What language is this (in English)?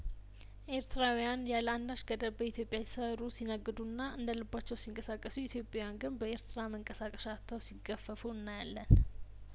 Amharic